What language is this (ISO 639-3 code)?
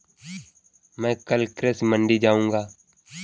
hin